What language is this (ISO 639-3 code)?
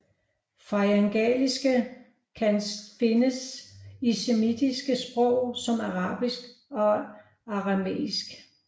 dan